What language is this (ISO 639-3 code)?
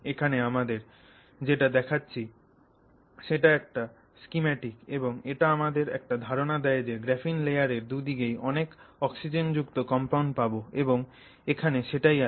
ben